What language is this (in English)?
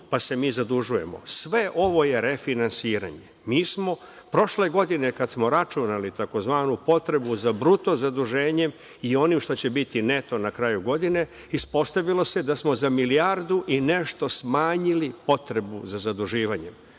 Serbian